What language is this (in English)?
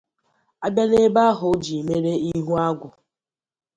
Igbo